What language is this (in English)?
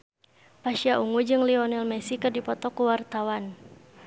Sundanese